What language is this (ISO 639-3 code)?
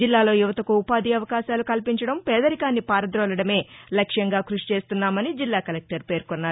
tel